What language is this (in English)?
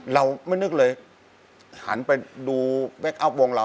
Thai